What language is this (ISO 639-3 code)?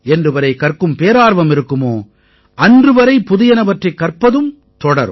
tam